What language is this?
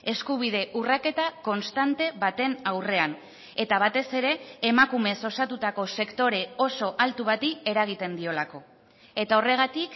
Basque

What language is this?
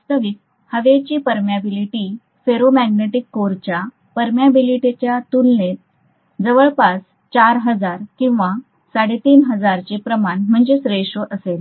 Marathi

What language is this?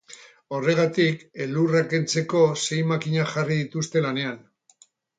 Basque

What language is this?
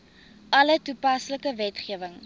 Afrikaans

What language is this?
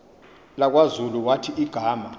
Xhosa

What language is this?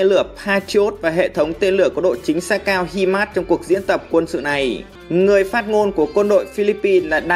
Vietnamese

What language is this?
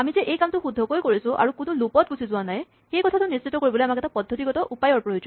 Assamese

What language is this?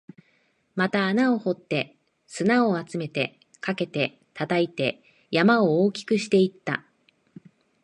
Japanese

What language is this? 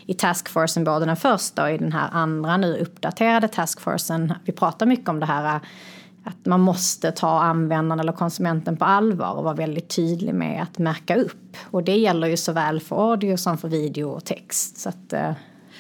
Swedish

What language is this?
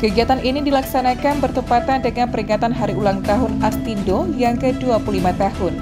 Indonesian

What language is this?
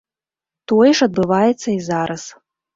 Belarusian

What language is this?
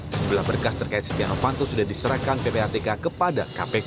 Indonesian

